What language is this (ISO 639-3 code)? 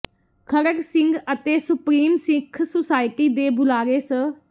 pan